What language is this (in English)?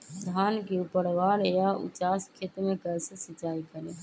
Magahi